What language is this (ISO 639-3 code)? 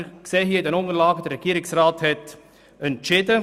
gsw